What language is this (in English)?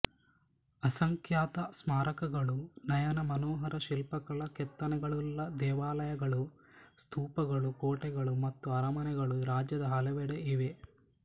Kannada